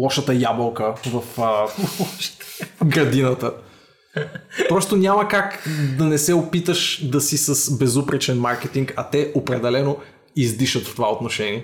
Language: Bulgarian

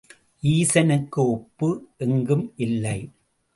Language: Tamil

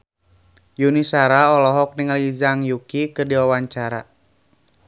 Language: Sundanese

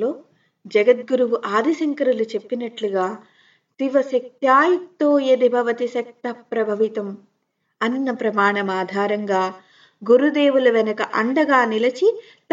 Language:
Telugu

